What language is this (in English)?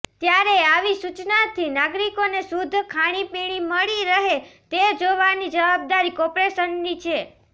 Gujarati